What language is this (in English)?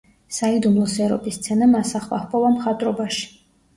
Georgian